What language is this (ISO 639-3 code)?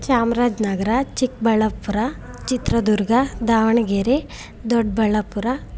kan